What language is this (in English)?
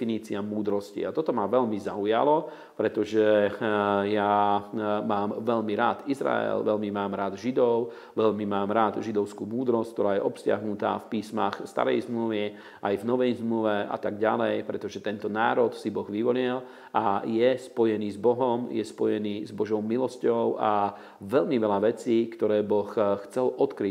Slovak